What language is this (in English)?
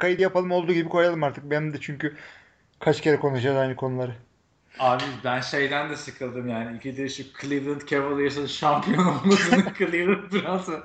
Turkish